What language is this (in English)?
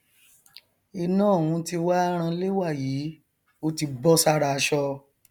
Yoruba